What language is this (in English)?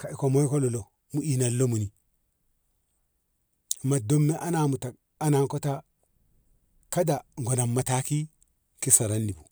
Ngamo